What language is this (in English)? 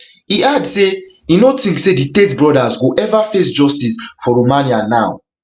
Nigerian Pidgin